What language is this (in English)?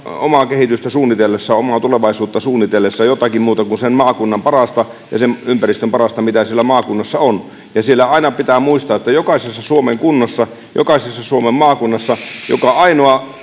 Finnish